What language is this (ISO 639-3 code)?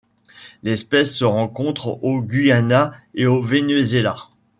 fra